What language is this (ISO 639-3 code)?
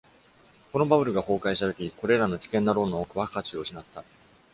jpn